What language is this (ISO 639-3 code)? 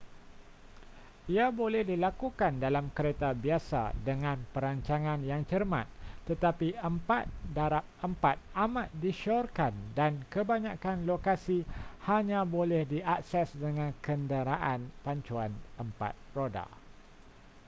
msa